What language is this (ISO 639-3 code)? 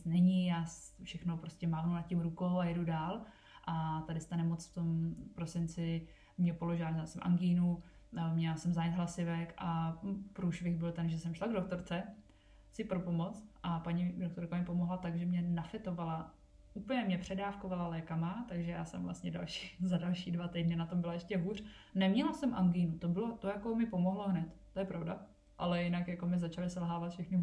ces